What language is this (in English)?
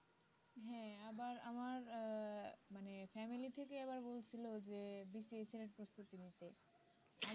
Bangla